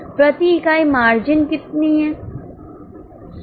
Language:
Hindi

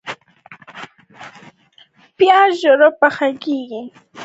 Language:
Pashto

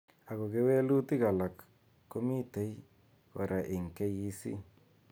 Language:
Kalenjin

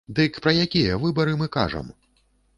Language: Belarusian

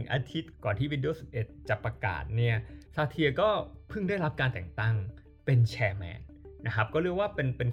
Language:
Thai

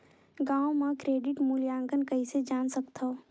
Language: Chhattisgarhi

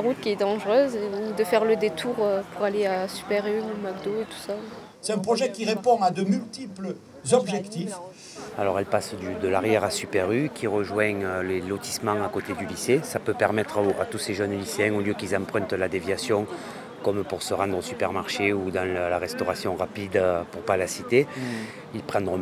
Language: French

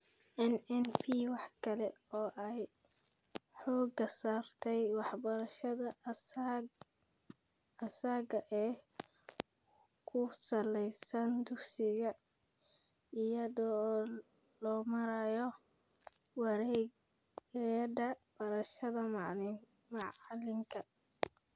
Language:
Somali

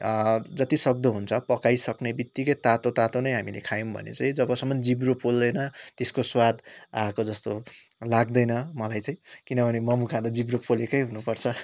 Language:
Nepali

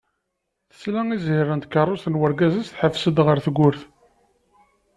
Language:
Kabyle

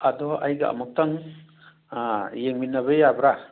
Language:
Manipuri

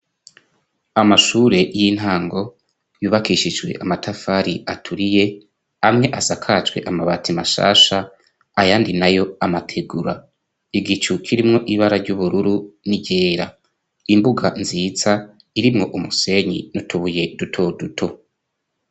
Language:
Rundi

